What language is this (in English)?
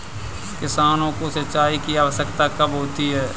Hindi